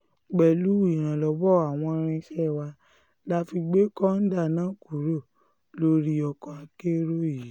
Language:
Yoruba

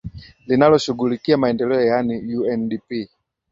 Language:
Swahili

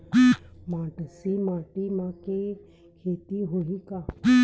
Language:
Chhattisgarhi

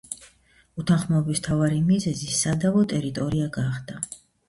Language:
Georgian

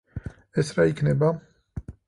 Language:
Georgian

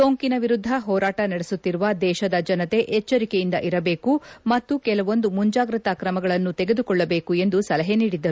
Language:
Kannada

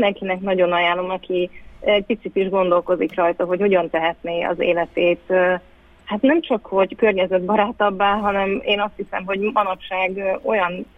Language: Hungarian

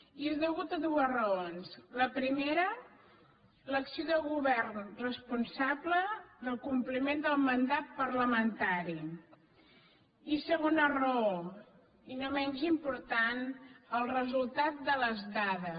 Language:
Catalan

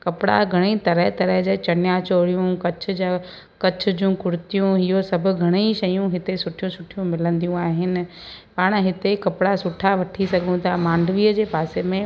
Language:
Sindhi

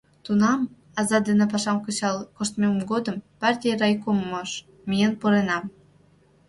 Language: Mari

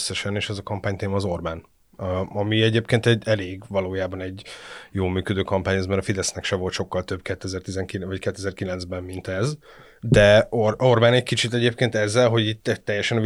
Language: Hungarian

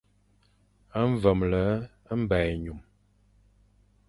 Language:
Fang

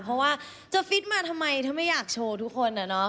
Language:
Thai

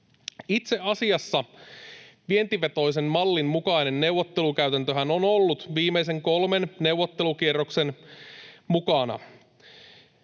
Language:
Finnish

